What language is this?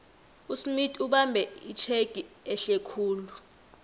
South Ndebele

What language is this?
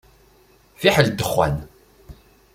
Kabyle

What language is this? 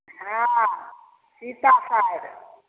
Maithili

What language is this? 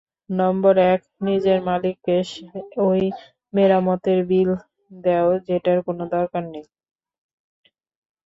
Bangla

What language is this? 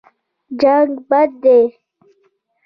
Pashto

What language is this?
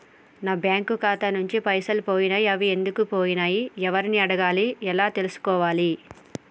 Telugu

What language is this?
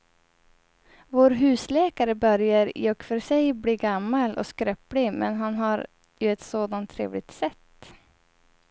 Swedish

